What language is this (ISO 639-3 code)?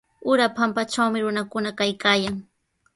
qws